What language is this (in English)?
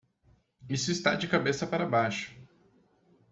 Portuguese